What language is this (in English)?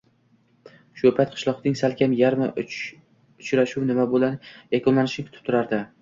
Uzbek